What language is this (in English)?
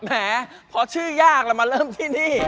Thai